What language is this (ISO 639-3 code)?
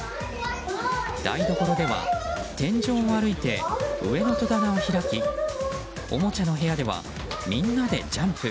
jpn